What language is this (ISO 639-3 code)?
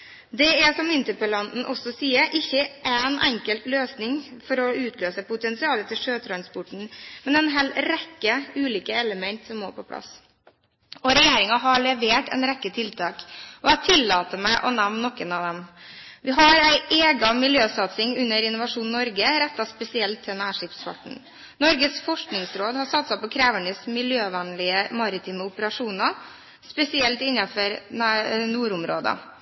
nob